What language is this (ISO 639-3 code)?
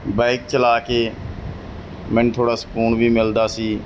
pan